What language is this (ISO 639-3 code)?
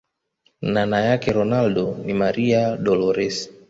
swa